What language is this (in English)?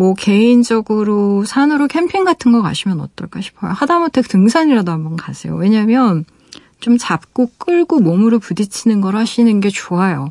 Korean